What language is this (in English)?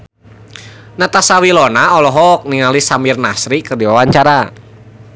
Sundanese